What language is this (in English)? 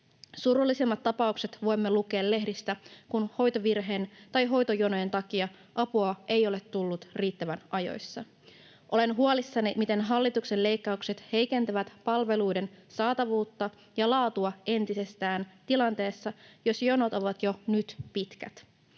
Finnish